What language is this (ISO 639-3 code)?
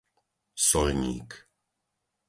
slk